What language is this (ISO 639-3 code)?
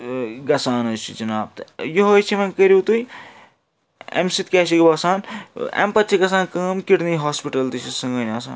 kas